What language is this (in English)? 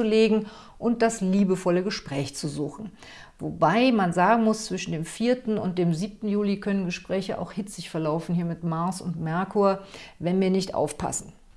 German